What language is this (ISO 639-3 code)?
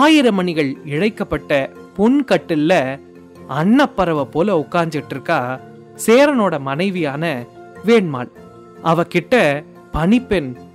tam